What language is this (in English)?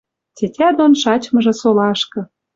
Western Mari